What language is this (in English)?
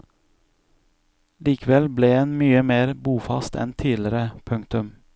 Norwegian